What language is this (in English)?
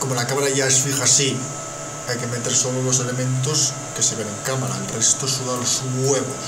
Spanish